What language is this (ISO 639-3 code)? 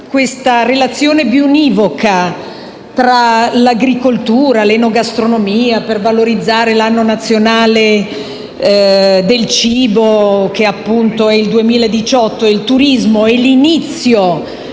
ita